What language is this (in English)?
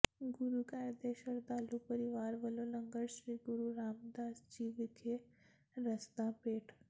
Punjabi